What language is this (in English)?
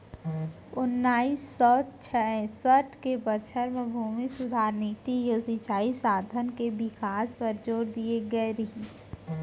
Chhattisgarhi